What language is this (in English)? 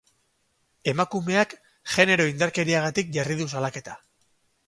Basque